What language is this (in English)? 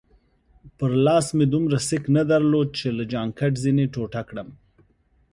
Pashto